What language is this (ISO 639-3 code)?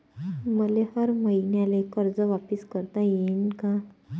mar